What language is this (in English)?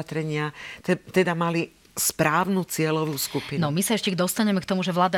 Slovak